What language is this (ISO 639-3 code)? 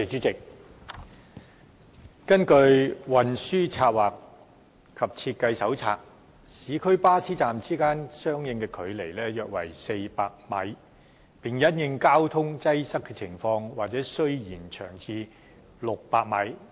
yue